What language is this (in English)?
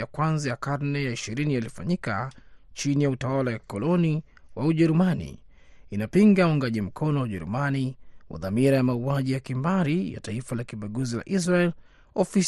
Swahili